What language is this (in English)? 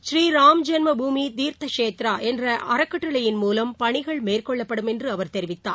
Tamil